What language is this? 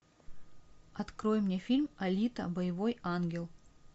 Russian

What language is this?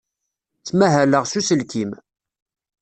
Kabyle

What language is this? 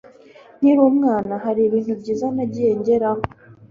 Kinyarwanda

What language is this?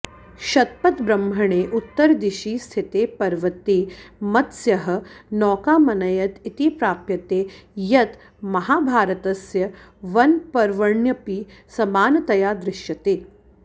Sanskrit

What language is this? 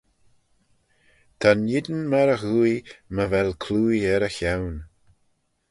Manx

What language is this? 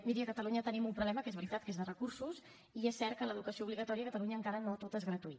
Catalan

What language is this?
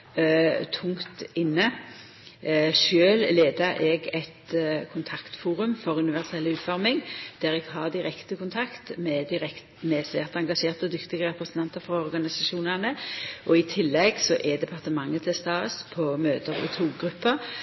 Norwegian Nynorsk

